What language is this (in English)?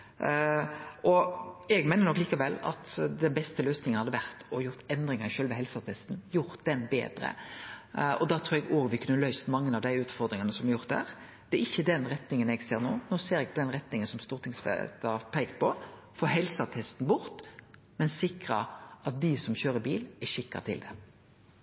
Norwegian Nynorsk